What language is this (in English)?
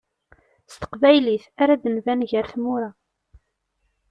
Kabyle